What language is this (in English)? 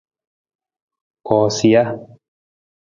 Nawdm